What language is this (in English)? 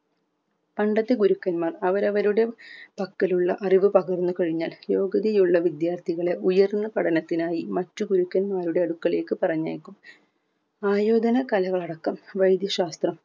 Malayalam